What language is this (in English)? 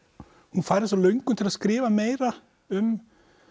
Icelandic